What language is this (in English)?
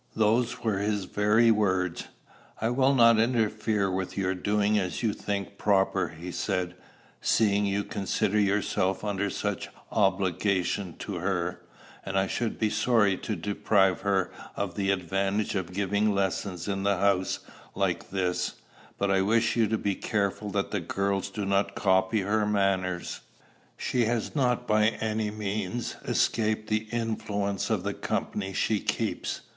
English